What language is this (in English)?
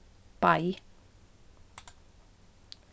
Faroese